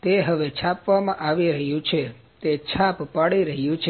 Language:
Gujarati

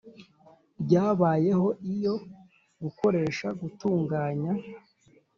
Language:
Kinyarwanda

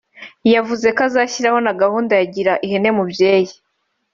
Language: Kinyarwanda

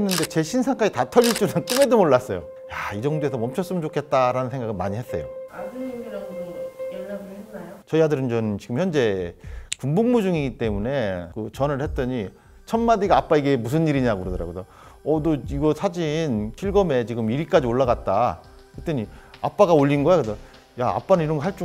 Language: Korean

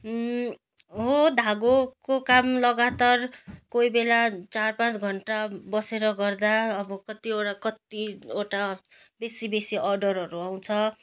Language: Nepali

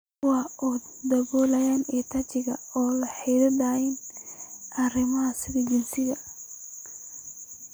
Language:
Somali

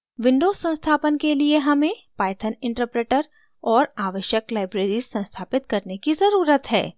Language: Hindi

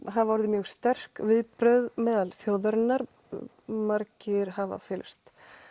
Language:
Icelandic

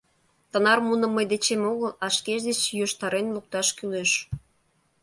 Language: Mari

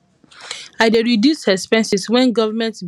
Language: Nigerian Pidgin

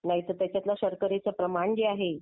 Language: Marathi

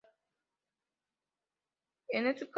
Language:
Spanish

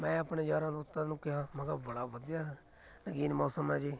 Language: Punjabi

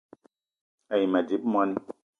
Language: Eton (Cameroon)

